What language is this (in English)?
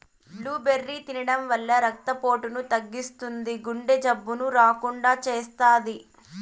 Telugu